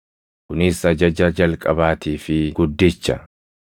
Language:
Oromo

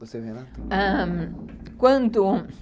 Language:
Portuguese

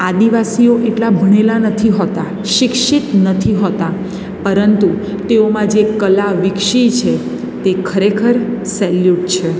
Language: Gujarati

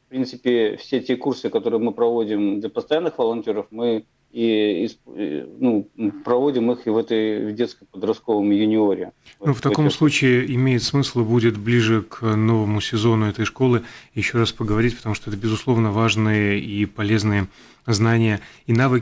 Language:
Russian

